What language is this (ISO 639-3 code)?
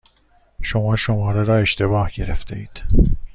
fas